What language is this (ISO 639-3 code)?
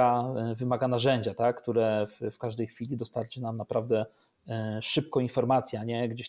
pol